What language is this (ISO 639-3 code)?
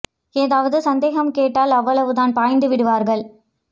tam